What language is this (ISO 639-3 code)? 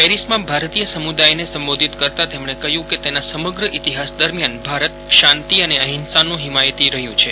guj